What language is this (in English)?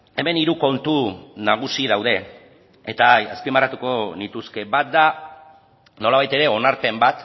Basque